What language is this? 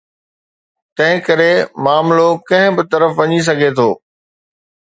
Sindhi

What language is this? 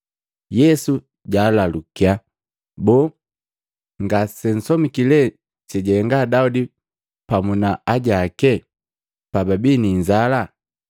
Matengo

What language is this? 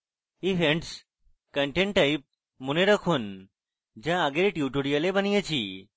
Bangla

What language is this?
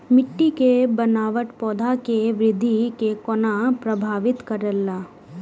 Maithili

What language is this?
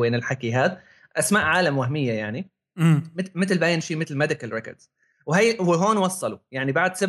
Arabic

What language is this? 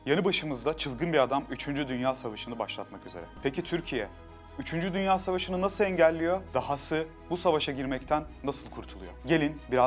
Turkish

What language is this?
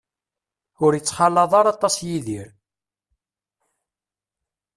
Kabyle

